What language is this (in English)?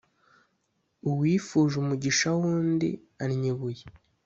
Kinyarwanda